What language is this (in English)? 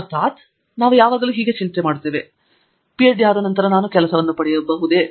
Kannada